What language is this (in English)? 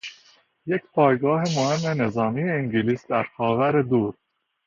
Persian